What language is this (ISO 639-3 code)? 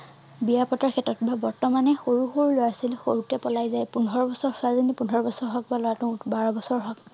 asm